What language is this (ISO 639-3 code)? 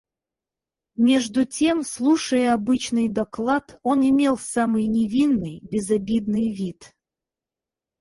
rus